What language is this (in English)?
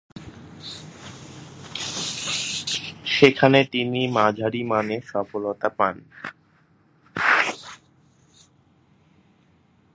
Bangla